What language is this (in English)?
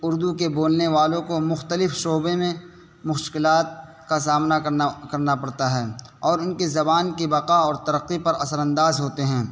Urdu